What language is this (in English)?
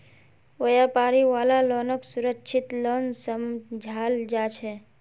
Magahi